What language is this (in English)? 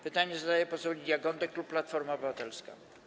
Polish